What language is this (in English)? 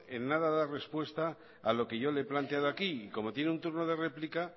Spanish